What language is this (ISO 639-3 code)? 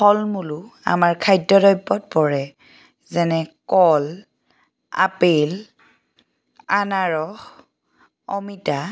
asm